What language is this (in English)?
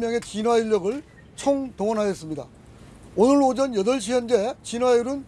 Korean